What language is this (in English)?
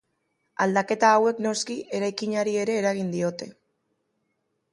Basque